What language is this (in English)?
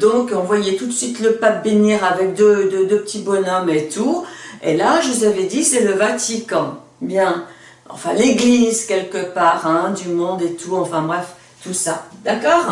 French